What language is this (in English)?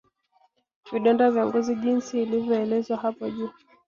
Swahili